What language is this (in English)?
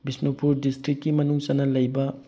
Manipuri